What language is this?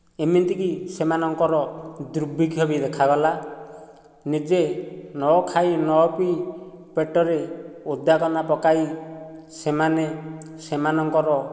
Odia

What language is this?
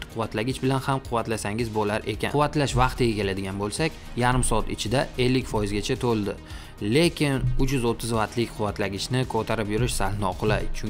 Turkish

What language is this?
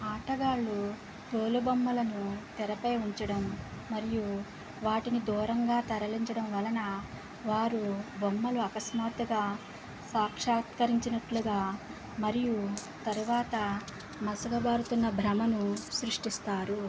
Telugu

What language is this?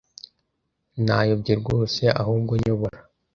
Kinyarwanda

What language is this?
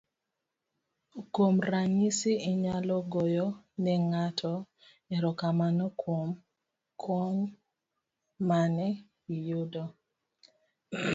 Luo (Kenya and Tanzania)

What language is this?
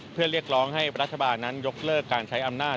Thai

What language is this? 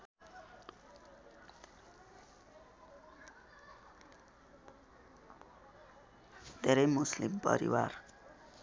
Nepali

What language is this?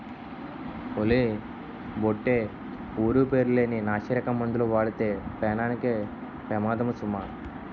Telugu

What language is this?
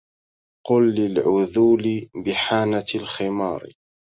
Arabic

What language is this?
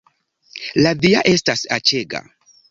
Esperanto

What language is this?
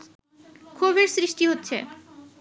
Bangla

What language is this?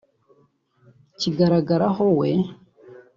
Kinyarwanda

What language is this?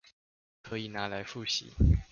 Chinese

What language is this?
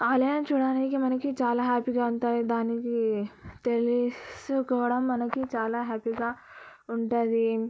Telugu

